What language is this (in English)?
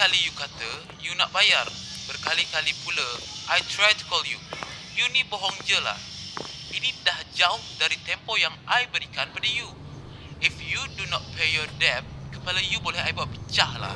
Indonesian